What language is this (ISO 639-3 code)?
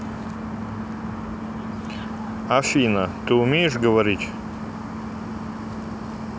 rus